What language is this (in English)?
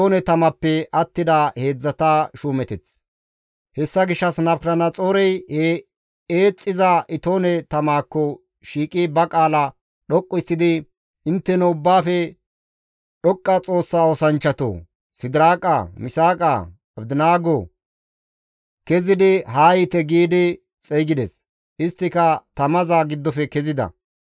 Gamo